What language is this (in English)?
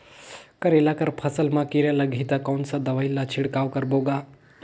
Chhattisgarhi